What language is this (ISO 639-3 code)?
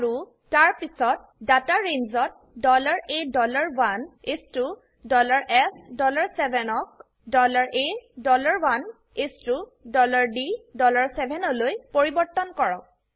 asm